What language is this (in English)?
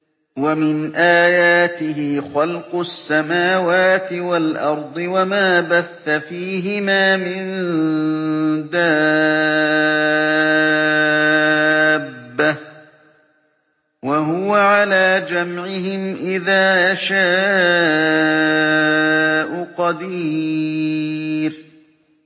Arabic